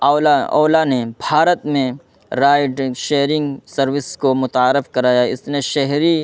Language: Urdu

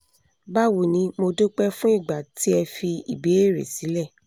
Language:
Yoruba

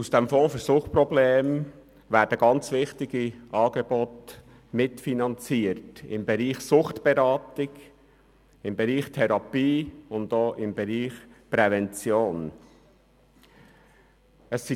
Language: Swiss German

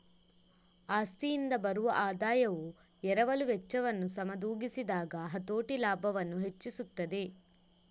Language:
Kannada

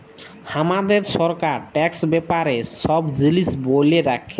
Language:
Bangla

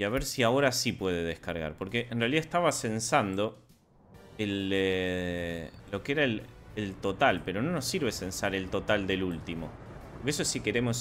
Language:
Spanish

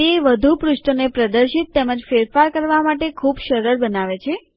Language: Gujarati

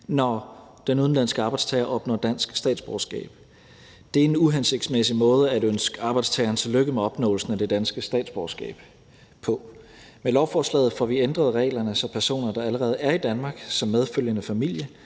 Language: Danish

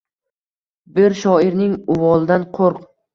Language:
Uzbek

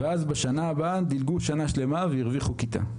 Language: Hebrew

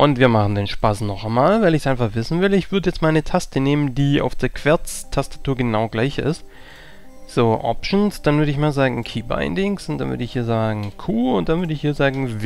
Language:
German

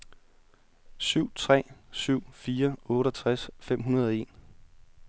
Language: Danish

